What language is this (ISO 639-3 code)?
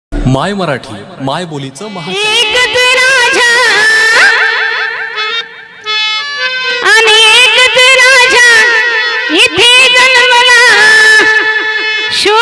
mar